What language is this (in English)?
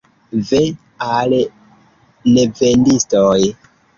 Esperanto